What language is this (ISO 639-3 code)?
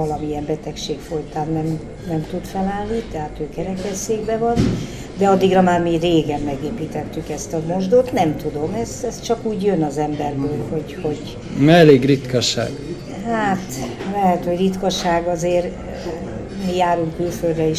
hun